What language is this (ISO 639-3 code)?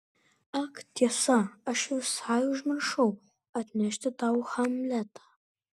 lit